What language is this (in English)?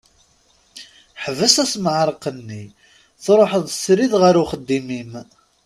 Kabyle